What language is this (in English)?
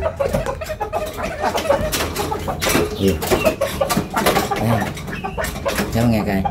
Vietnamese